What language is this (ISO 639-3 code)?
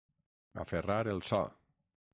cat